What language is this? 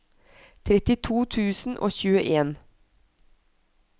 Norwegian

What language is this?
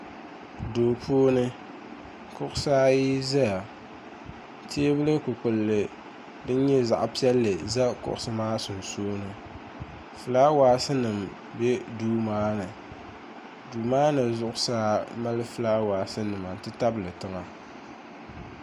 Dagbani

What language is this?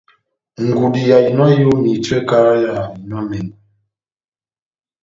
Batanga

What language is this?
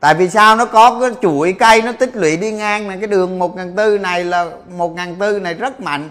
Vietnamese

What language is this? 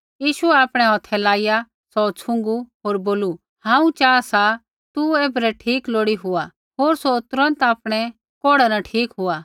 Kullu Pahari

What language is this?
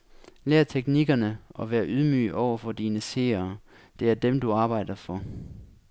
Danish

